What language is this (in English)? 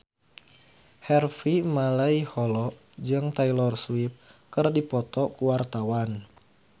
Sundanese